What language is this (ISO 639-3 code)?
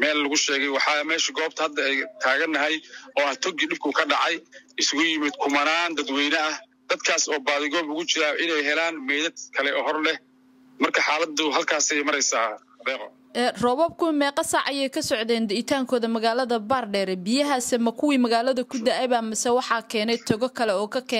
ara